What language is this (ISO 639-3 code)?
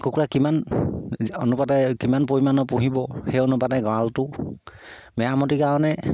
asm